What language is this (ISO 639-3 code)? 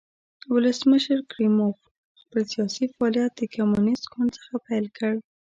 pus